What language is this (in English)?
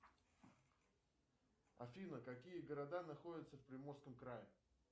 Russian